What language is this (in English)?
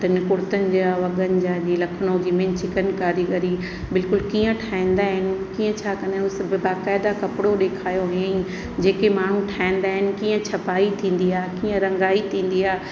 Sindhi